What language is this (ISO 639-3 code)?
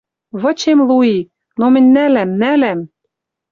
mrj